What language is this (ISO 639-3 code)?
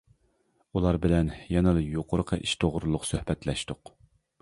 uig